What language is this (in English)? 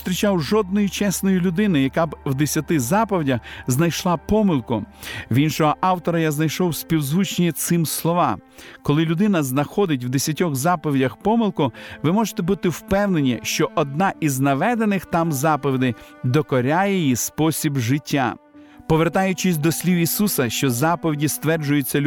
Ukrainian